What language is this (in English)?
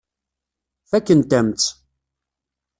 Kabyle